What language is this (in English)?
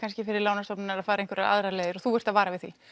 Icelandic